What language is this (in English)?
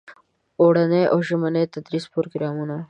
Pashto